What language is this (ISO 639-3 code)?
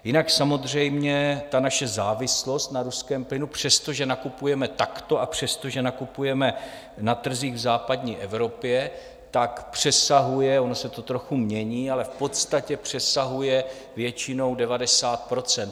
ces